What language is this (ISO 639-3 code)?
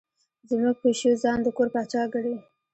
pus